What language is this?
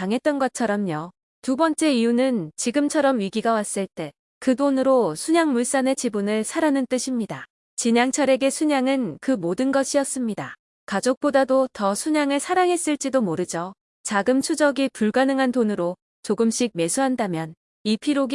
Korean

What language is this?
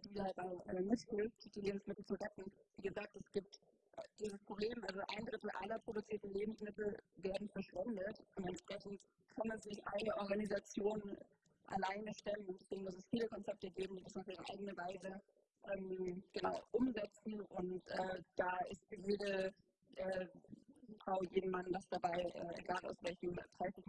German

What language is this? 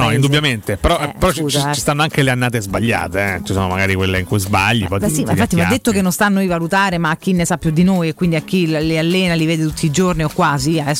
Italian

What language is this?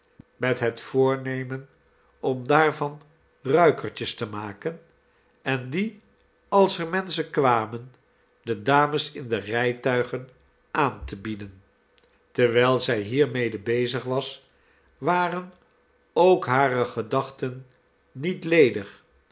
Dutch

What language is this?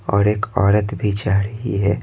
Hindi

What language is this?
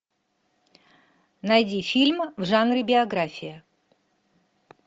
Russian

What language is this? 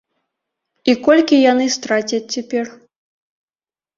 Belarusian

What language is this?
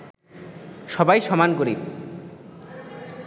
Bangla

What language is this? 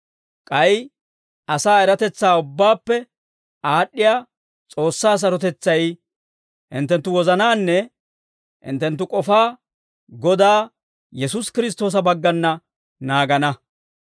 Dawro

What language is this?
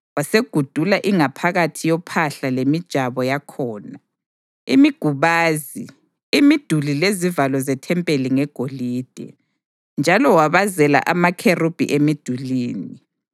North Ndebele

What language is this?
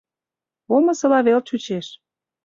Mari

